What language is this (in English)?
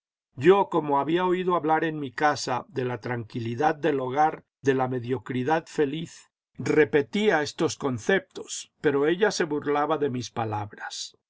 Spanish